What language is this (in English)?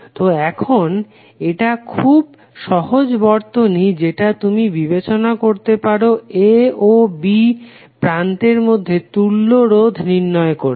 Bangla